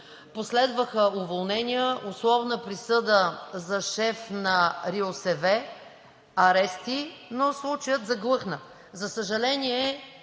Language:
Bulgarian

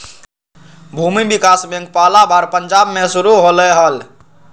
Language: Magahi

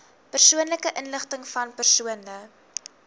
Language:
Afrikaans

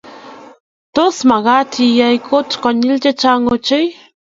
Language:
Kalenjin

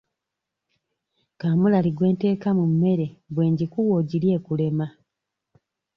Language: Ganda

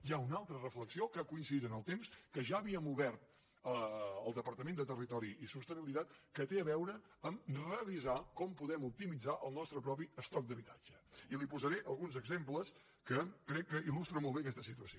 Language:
Catalan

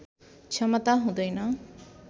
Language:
Nepali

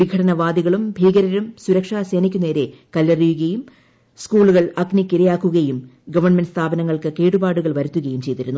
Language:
Malayalam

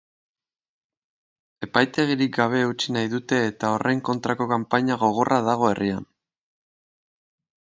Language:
Basque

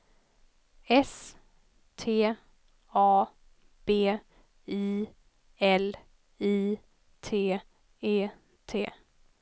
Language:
Swedish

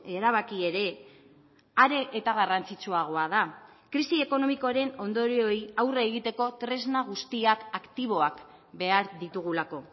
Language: Basque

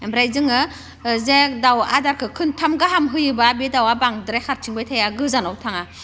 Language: Bodo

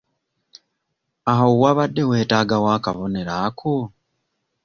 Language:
Ganda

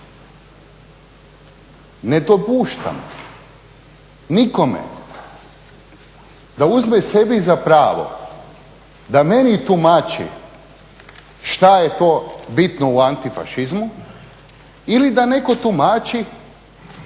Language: Croatian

